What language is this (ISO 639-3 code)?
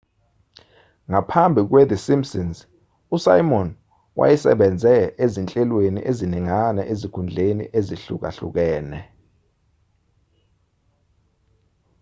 zul